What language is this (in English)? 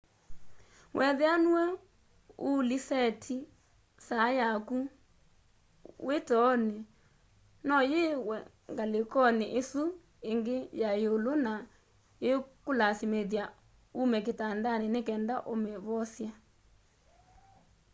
Kamba